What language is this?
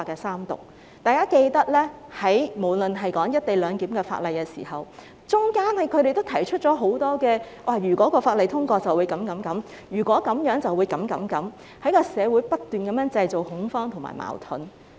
Cantonese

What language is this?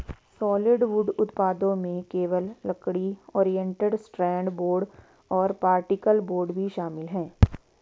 Hindi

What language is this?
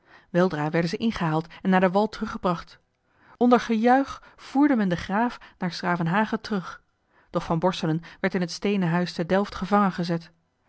Dutch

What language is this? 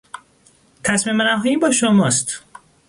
Persian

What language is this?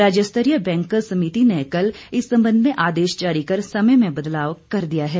Hindi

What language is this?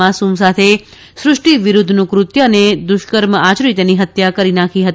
Gujarati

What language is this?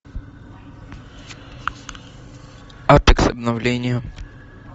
Russian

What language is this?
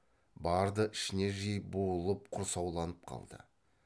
Kazakh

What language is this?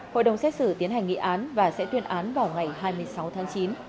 Vietnamese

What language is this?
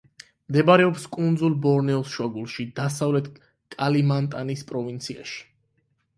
Georgian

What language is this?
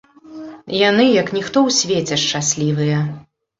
Belarusian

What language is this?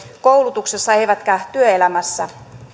Finnish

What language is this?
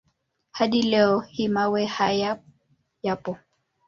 Swahili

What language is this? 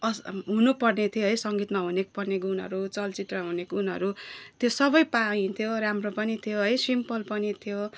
Nepali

